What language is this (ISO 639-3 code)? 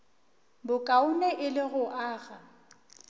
nso